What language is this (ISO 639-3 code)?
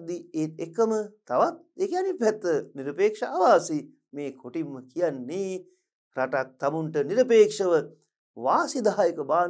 tur